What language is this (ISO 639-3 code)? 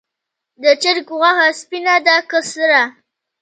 pus